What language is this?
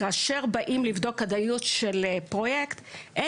Hebrew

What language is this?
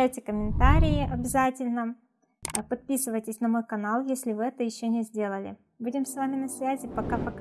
Russian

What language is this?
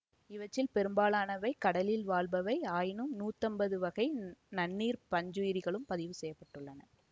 Tamil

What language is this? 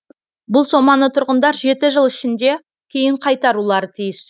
Kazakh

